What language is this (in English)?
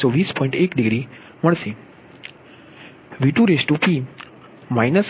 Gujarati